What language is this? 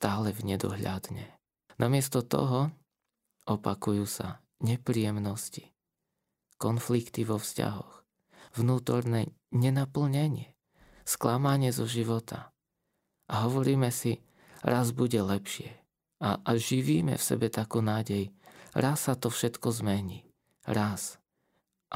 Slovak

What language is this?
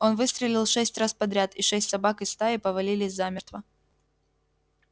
Russian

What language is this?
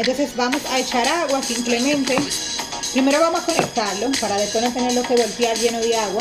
Spanish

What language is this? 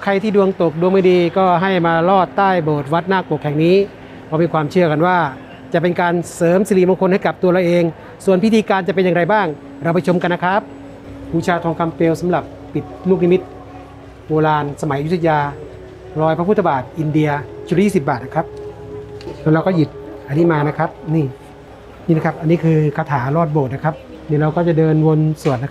Thai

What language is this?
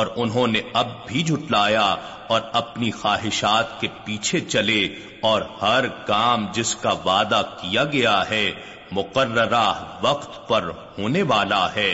Urdu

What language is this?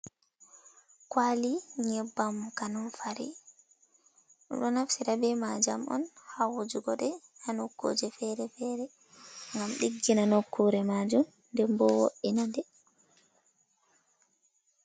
Fula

